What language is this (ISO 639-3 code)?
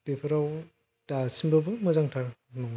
brx